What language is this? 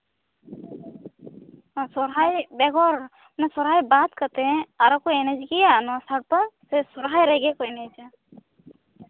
Santali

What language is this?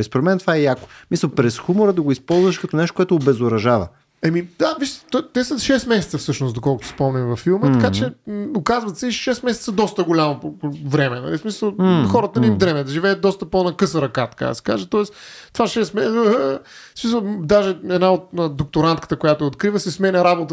Bulgarian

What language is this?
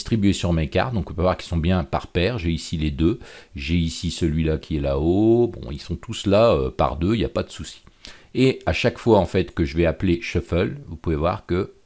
French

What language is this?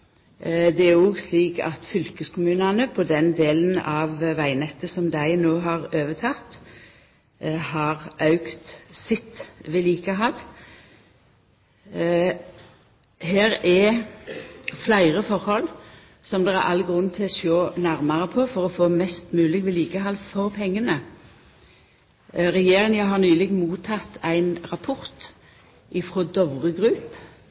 Norwegian Nynorsk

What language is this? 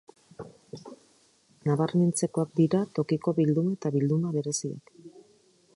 Basque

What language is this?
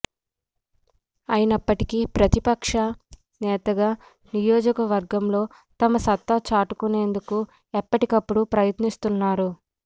Telugu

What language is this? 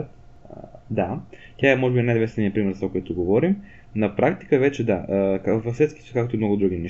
Bulgarian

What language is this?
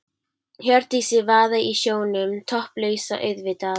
Icelandic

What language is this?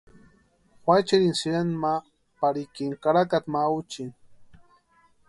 Western Highland Purepecha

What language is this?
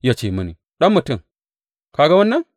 Hausa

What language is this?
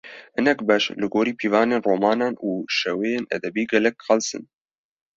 Kurdish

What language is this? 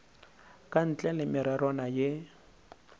Northern Sotho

